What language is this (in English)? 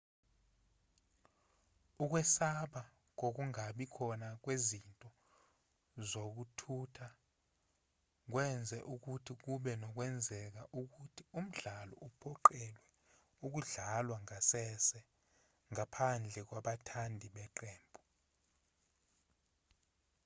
Zulu